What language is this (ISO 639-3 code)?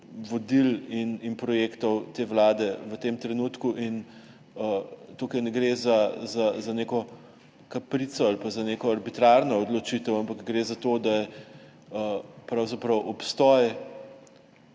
slv